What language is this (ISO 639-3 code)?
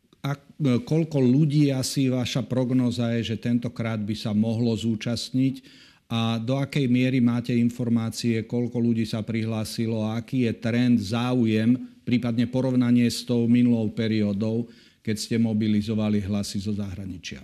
slk